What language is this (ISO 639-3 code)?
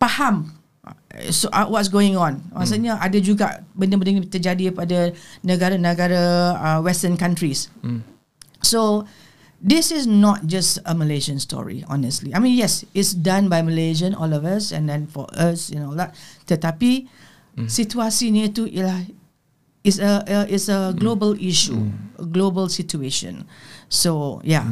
msa